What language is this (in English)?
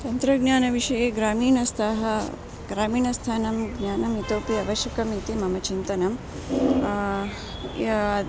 Sanskrit